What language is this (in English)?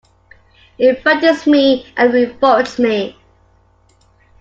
English